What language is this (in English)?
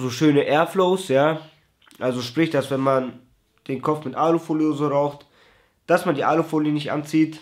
German